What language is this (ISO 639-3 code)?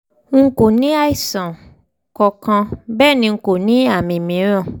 yor